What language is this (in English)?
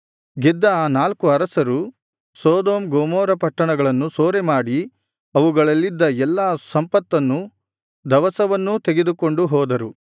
Kannada